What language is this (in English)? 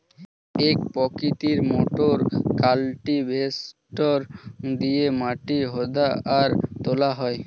Bangla